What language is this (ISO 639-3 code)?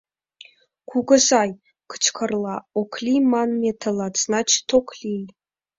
chm